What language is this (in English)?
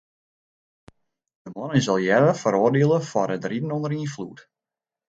Western Frisian